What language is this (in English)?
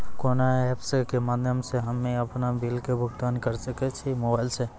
Maithili